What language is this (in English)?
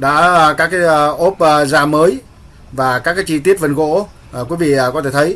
Vietnamese